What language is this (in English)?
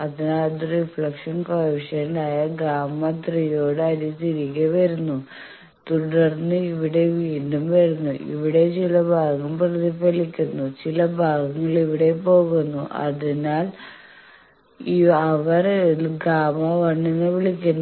Malayalam